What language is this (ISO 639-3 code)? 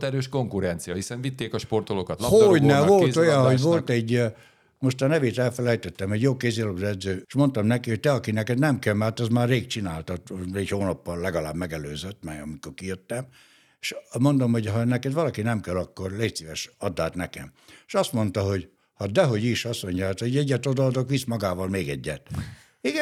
hun